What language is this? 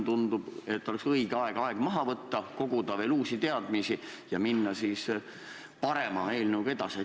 Estonian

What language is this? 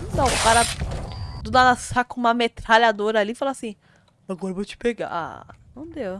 Portuguese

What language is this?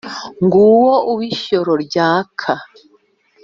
Kinyarwanda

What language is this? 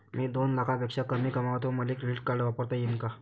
Marathi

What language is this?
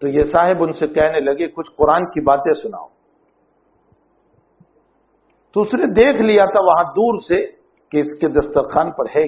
Arabic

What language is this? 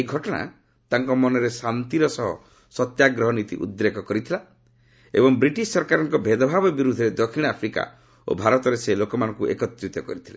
Odia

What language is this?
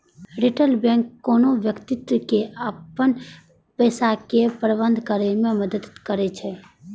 Maithili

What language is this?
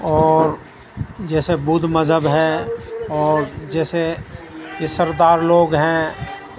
Urdu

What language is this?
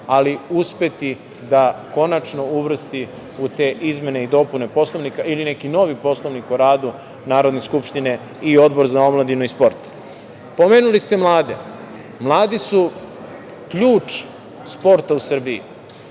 Serbian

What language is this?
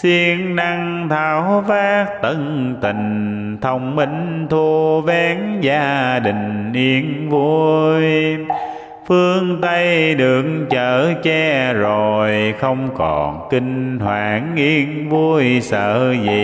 Vietnamese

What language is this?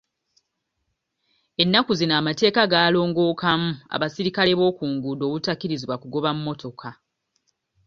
Ganda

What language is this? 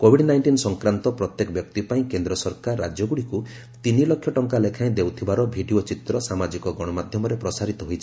Odia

